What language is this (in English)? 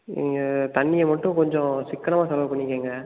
Tamil